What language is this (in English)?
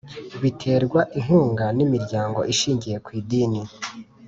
Kinyarwanda